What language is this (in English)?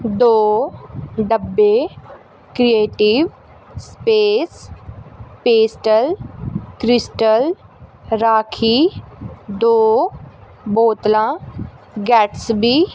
Punjabi